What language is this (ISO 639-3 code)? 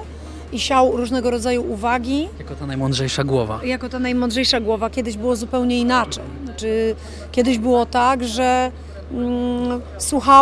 pol